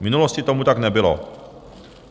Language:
Czech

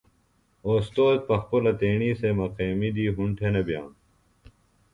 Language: Phalura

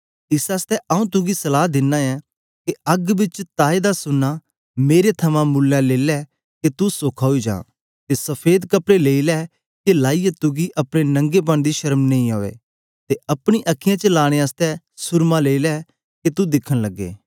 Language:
Dogri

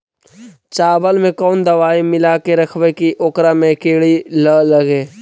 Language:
Magahi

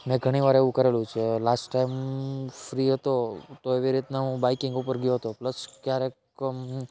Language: Gujarati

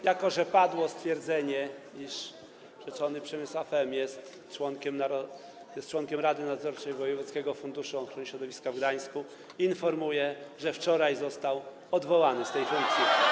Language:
Polish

